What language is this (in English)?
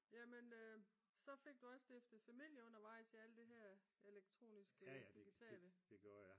Danish